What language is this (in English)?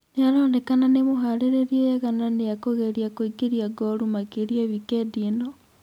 Kikuyu